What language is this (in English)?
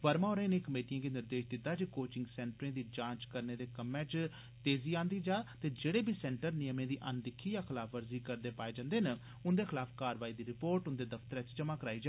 Dogri